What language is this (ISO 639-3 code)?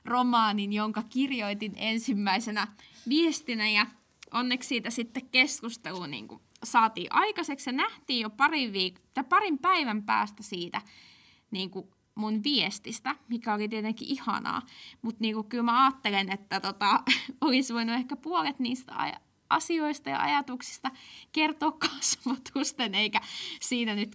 fin